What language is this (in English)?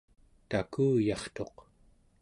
Central Yupik